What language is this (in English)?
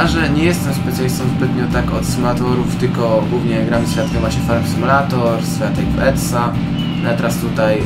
Polish